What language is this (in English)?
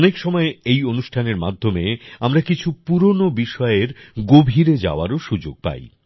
Bangla